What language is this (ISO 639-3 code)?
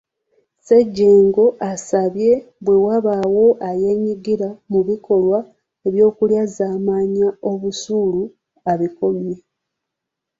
lug